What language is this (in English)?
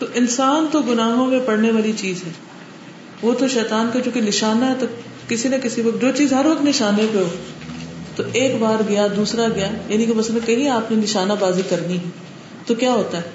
Urdu